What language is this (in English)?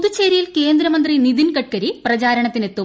Malayalam